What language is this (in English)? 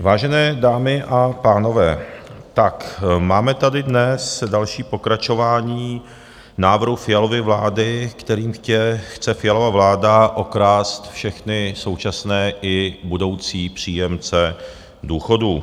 Czech